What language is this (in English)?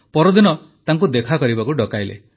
Odia